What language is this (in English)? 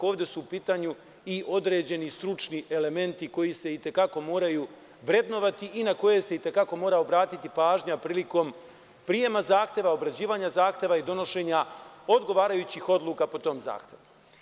Serbian